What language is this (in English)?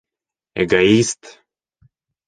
Bashkir